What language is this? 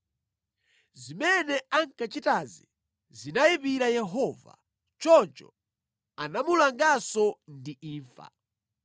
Nyanja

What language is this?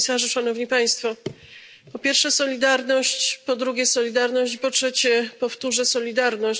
Polish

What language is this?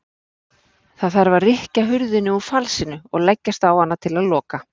Icelandic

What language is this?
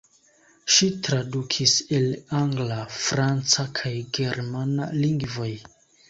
Esperanto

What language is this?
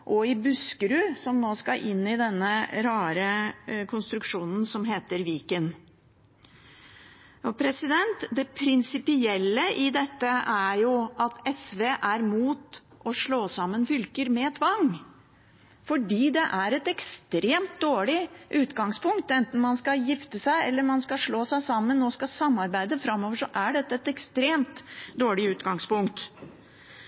Norwegian Bokmål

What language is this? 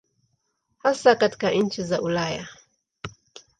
Swahili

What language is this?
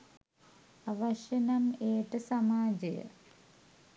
Sinhala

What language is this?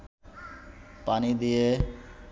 Bangla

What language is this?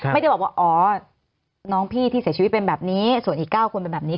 Thai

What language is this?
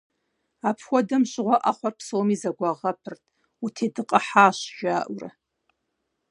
Kabardian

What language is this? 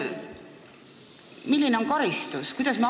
Estonian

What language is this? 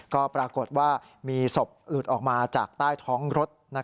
Thai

